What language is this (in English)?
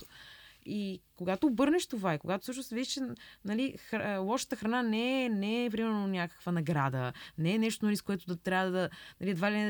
Bulgarian